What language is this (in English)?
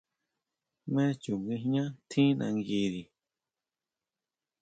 Huautla Mazatec